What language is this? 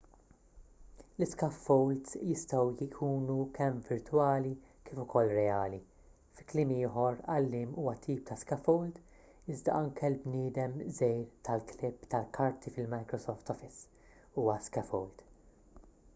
Maltese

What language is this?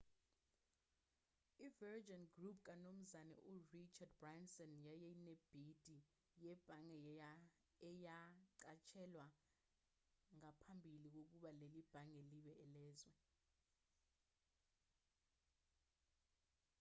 Zulu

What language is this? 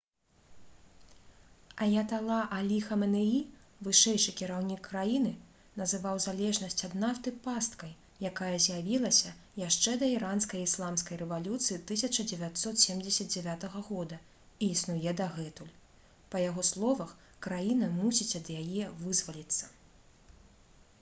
Belarusian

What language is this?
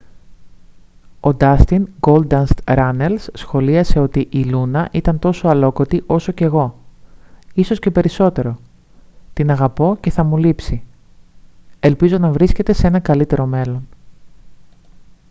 Greek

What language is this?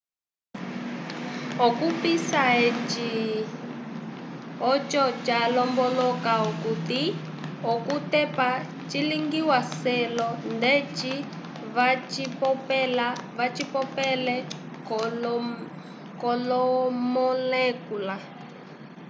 Umbundu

